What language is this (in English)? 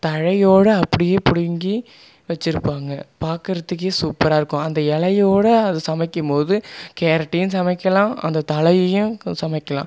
Tamil